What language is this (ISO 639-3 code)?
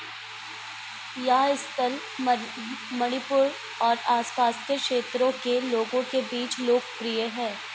hin